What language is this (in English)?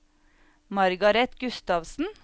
Norwegian